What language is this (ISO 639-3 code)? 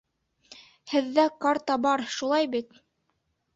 bak